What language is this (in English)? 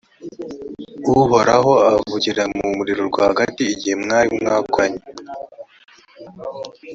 Kinyarwanda